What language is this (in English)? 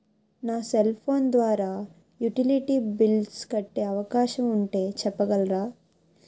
Telugu